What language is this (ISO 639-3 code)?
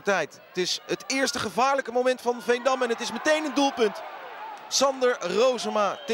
nld